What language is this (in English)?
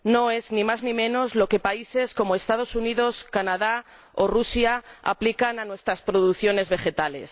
Spanish